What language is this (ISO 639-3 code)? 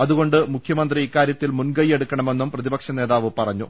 mal